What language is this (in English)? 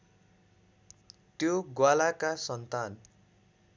Nepali